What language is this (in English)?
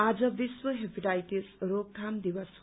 Nepali